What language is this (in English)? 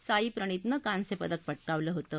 Marathi